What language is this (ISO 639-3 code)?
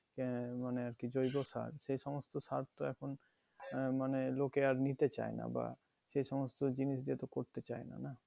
ben